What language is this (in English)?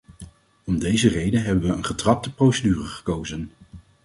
Dutch